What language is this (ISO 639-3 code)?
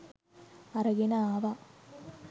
sin